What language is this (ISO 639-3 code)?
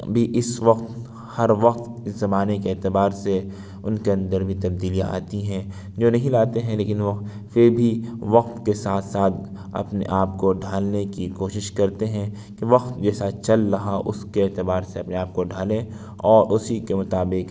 urd